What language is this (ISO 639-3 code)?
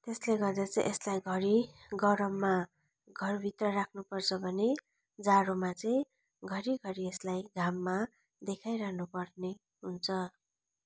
nep